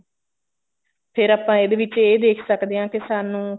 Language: Punjabi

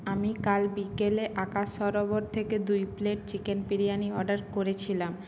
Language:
Bangla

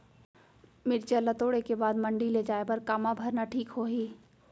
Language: Chhattisgarhi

